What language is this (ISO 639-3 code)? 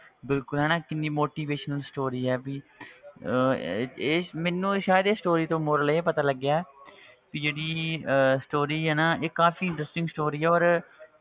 pan